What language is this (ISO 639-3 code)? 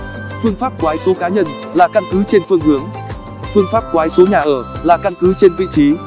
vie